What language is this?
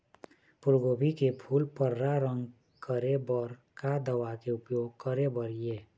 Chhattisgarhi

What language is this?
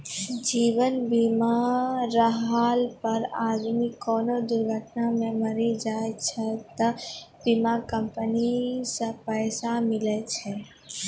Maithili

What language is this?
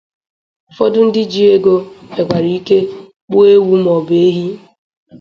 Igbo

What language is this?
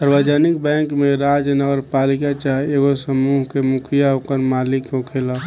Bhojpuri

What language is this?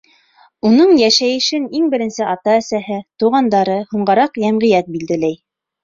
Bashkir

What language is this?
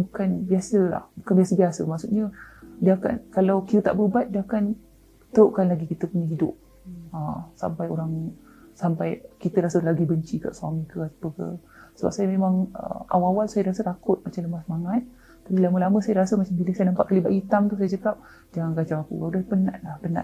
Malay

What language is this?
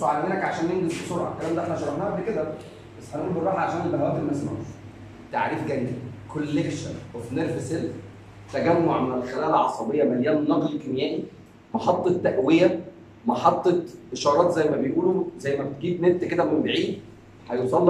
Arabic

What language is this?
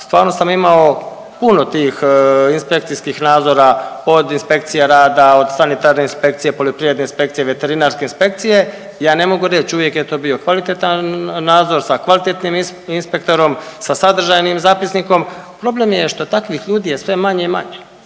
Croatian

